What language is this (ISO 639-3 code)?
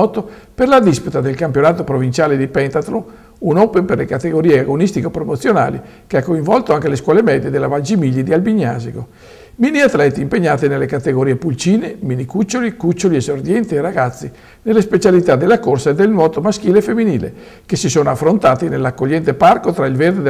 ita